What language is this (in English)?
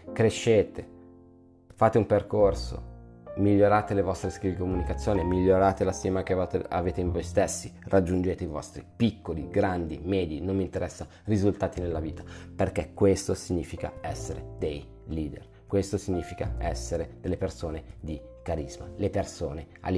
Italian